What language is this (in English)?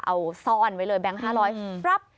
Thai